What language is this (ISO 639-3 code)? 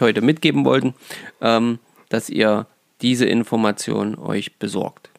deu